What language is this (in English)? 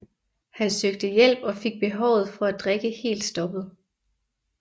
Danish